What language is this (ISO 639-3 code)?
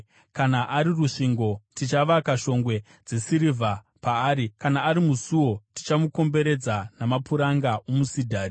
sna